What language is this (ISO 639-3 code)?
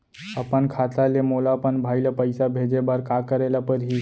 hne